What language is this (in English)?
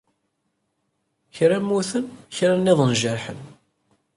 Kabyle